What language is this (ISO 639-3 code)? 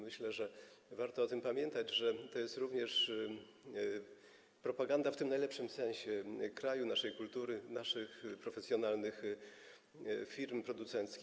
pol